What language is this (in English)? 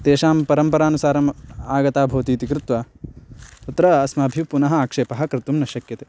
Sanskrit